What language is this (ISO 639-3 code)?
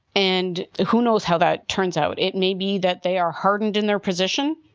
eng